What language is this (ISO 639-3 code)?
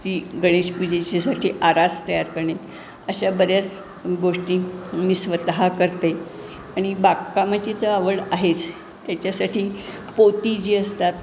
mar